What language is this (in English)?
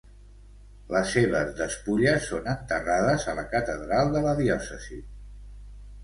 Catalan